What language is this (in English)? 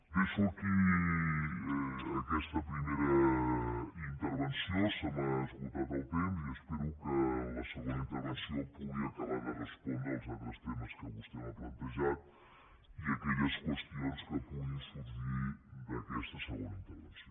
Catalan